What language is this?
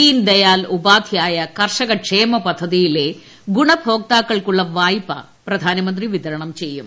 Malayalam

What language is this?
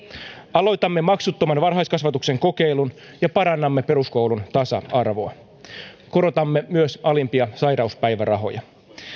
Finnish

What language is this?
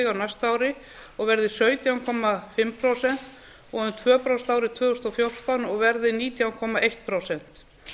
Icelandic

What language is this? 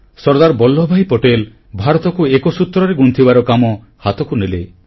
Odia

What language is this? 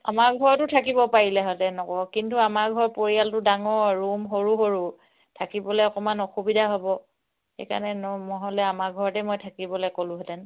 Assamese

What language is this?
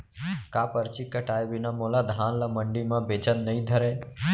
Chhattisgarhi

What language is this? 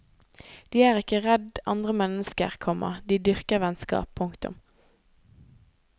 Norwegian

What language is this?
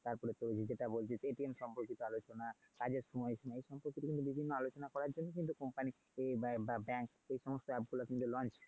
Bangla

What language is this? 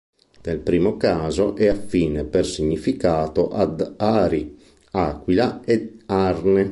Italian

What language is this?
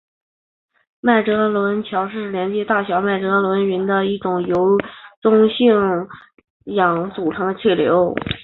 Chinese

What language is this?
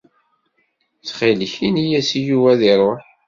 Kabyle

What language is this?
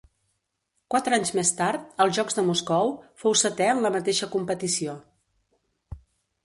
Catalan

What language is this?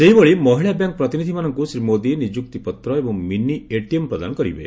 Odia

